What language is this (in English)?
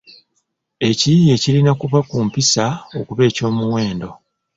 Ganda